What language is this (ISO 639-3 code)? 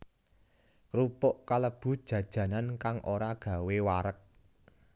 jav